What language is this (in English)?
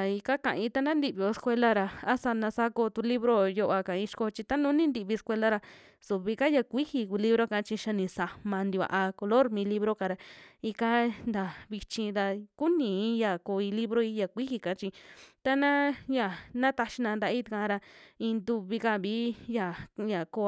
Western Juxtlahuaca Mixtec